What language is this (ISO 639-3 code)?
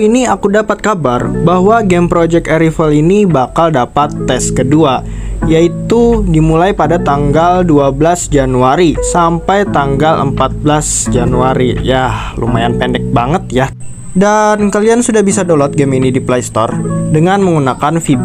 ind